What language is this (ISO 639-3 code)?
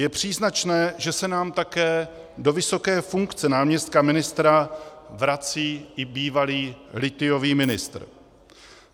ces